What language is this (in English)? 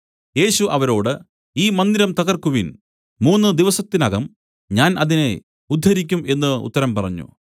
Malayalam